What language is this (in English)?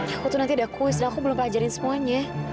Indonesian